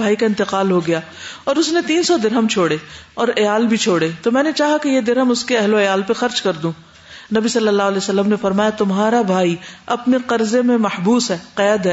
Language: Urdu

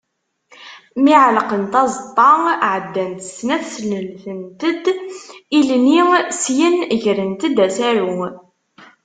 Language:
Kabyle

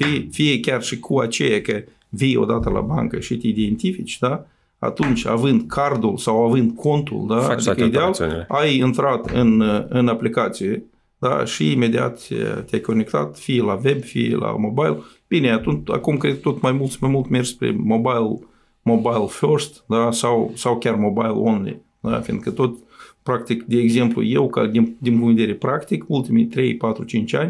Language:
Romanian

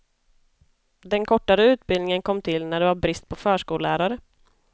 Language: Swedish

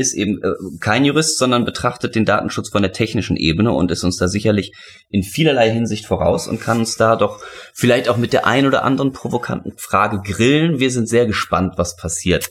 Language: German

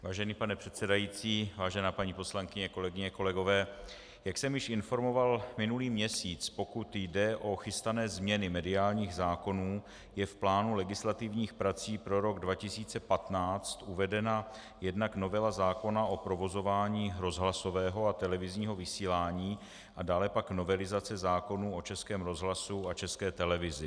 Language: Czech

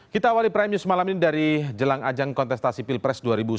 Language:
Indonesian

